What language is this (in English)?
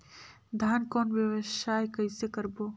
Chhattisgarhi